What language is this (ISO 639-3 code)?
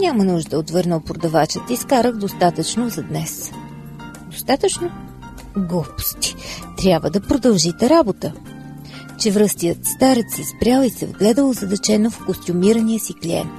bul